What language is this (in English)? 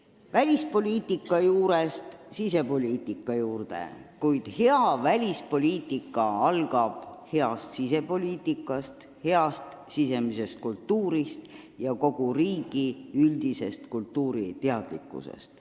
Estonian